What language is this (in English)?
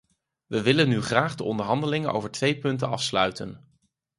Dutch